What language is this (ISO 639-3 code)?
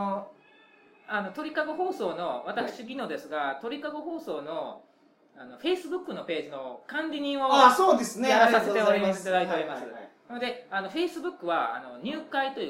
jpn